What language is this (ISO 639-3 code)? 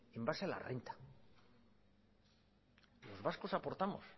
spa